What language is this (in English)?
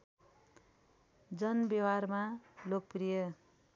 Nepali